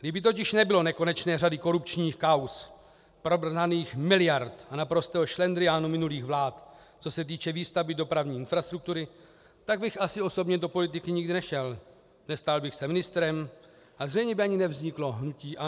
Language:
Czech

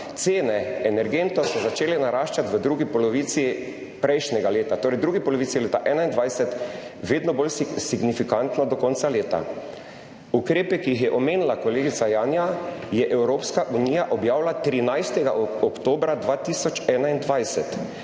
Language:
Slovenian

